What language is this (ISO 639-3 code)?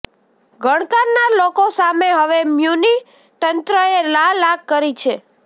guj